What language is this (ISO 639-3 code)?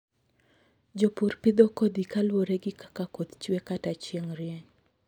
luo